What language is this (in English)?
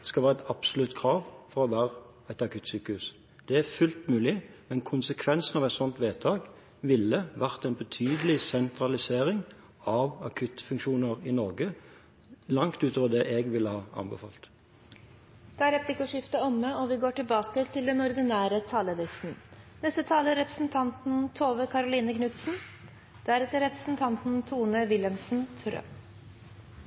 Norwegian